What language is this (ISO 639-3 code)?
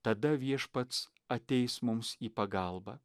lit